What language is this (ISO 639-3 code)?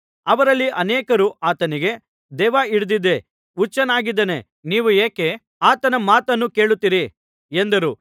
kan